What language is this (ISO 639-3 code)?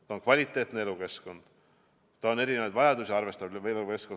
est